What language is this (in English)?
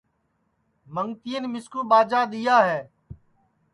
Sansi